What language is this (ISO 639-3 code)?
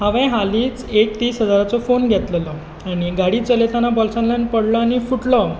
kok